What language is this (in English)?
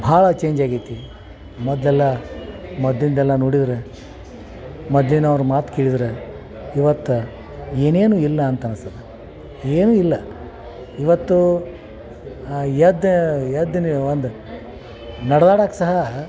Kannada